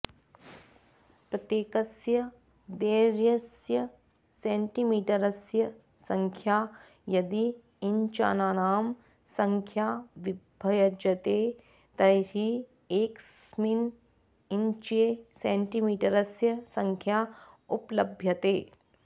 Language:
Sanskrit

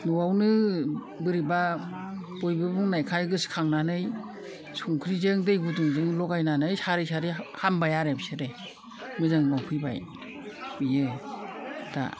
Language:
Bodo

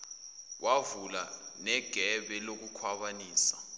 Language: Zulu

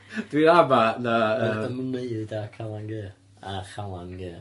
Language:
Welsh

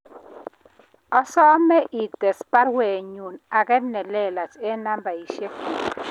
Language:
Kalenjin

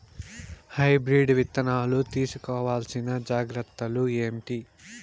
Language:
Telugu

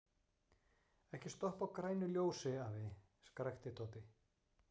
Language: Icelandic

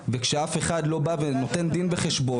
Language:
Hebrew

